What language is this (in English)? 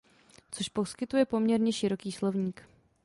Czech